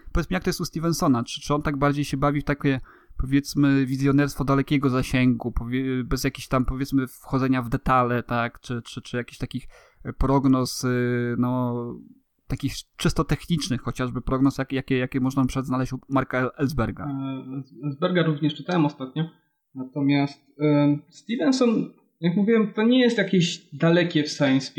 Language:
Polish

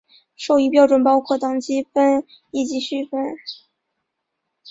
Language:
Chinese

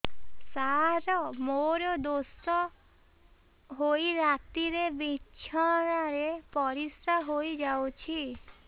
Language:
Odia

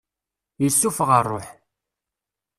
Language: Kabyle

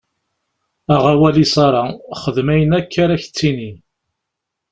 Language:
Kabyle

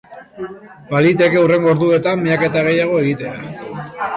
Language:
Basque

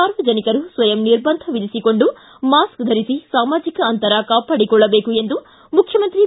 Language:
Kannada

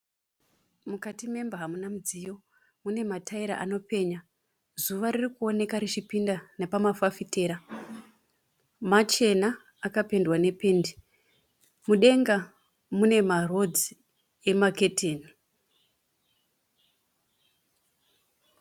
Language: Shona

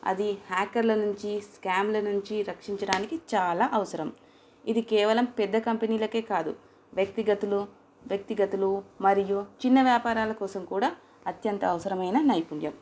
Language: Telugu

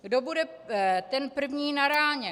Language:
Czech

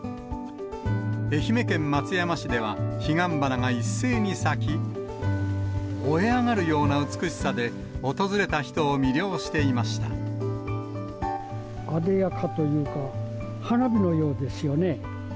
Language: Japanese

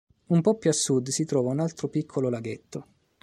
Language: Italian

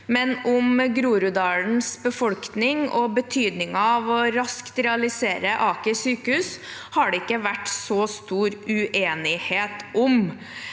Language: Norwegian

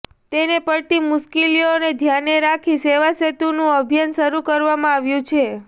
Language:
Gujarati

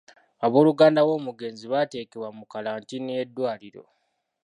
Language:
Ganda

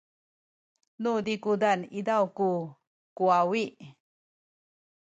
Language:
Sakizaya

